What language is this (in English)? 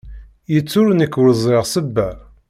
Kabyle